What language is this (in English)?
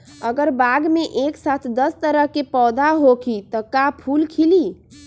Magahi